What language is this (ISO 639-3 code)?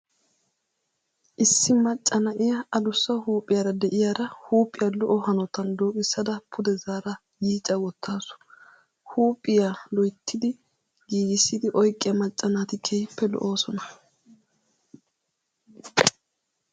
wal